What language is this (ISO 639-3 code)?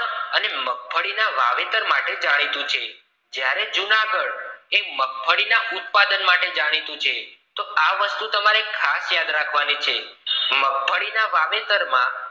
guj